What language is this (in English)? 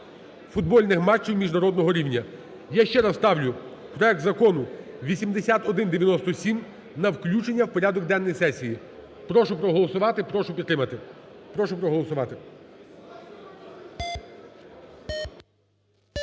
Ukrainian